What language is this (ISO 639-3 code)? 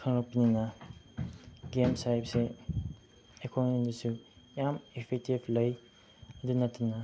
mni